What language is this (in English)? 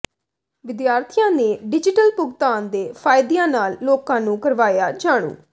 Punjabi